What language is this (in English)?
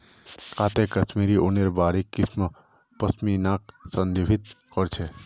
Magahi